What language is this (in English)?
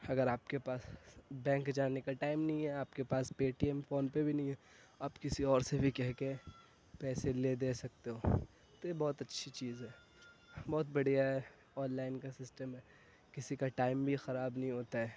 Urdu